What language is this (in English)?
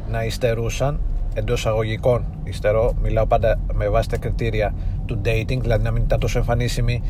Greek